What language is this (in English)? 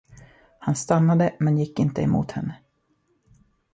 Swedish